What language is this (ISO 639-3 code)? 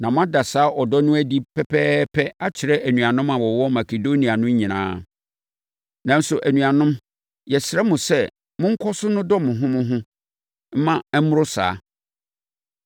aka